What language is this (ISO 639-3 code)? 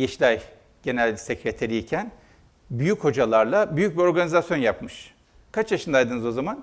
tur